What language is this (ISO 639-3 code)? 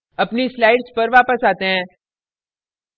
hin